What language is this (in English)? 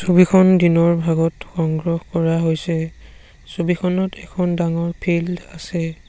Assamese